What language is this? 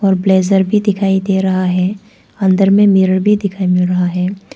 Hindi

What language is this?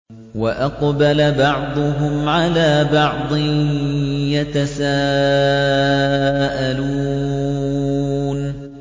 Arabic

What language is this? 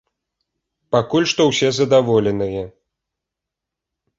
Belarusian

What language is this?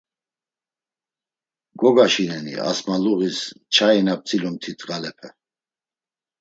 Laz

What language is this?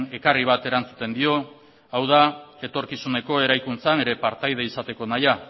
Basque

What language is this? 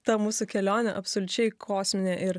Lithuanian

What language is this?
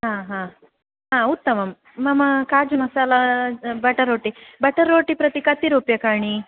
Sanskrit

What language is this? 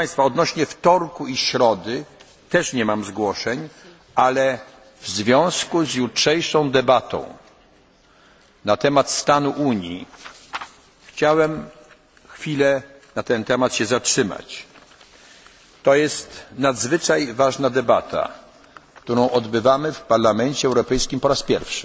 Polish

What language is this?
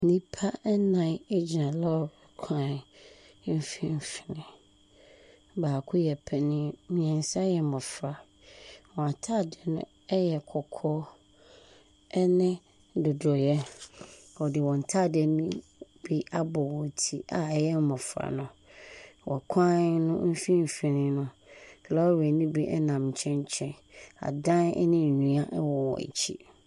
Akan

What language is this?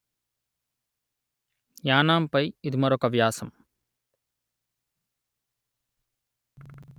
Telugu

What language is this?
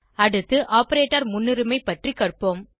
Tamil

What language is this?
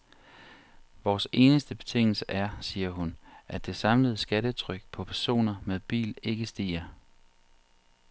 Danish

